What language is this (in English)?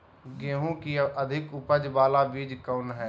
Magahi